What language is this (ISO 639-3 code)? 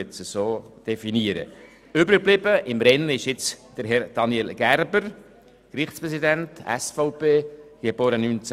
gsw